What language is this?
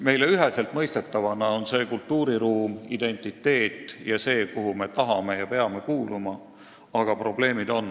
Estonian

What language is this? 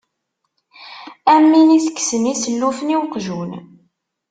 Kabyle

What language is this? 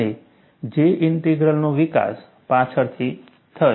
Gujarati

